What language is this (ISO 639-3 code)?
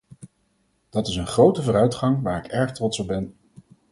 nld